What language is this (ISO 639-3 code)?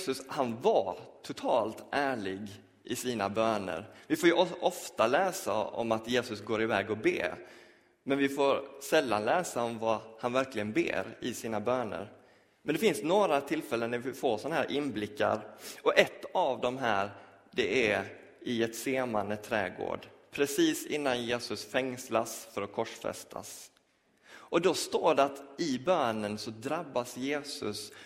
swe